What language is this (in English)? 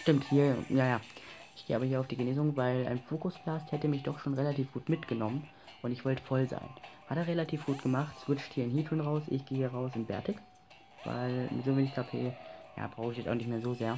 German